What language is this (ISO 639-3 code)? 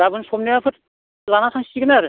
brx